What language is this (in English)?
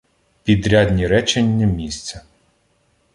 Ukrainian